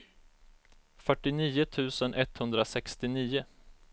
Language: Swedish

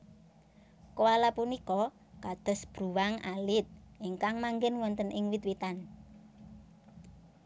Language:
Javanese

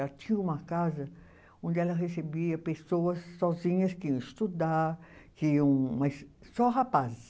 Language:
Portuguese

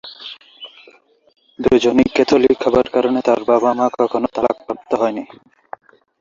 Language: Bangla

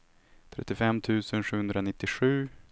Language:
Swedish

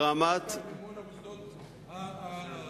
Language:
Hebrew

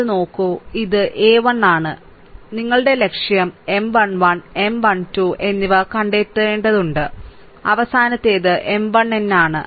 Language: Malayalam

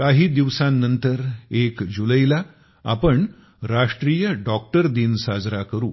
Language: Marathi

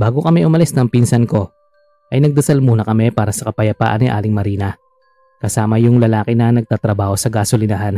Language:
Filipino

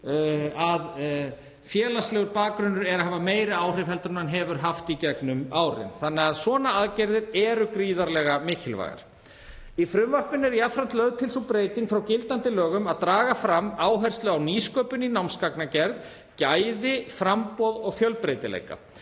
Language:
Icelandic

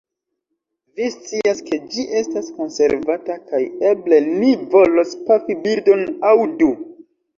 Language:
Esperanto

